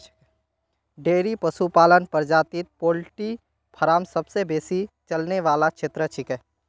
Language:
Magahi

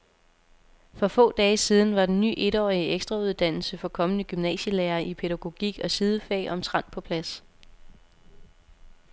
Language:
Danish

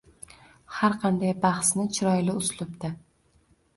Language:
Uzbek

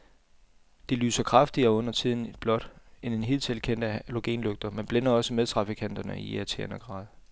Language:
Danish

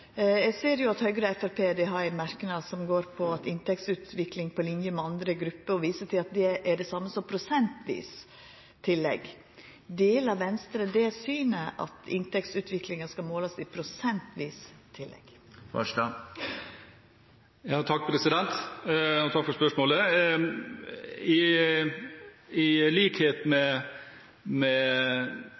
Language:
Norwegian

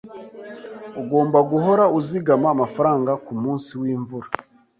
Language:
Kinyarwanda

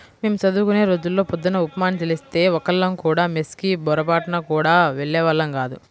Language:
Telugu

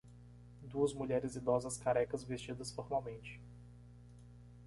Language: Portuguese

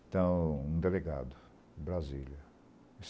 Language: Portuguese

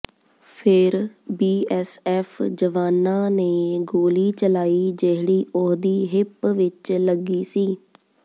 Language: Punjabi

